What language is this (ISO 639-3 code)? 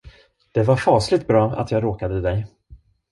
swe